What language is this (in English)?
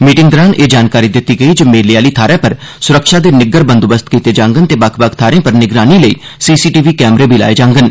Dogri